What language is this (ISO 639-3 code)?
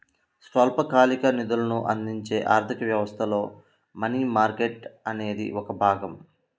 tel